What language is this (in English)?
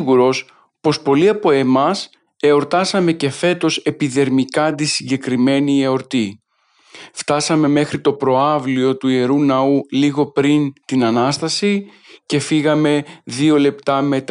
Greek